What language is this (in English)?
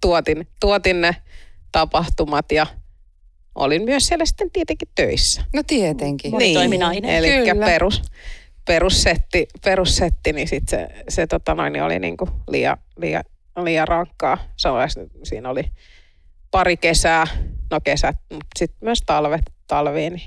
Finnish